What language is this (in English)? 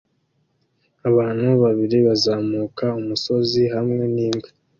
Kinyarwanda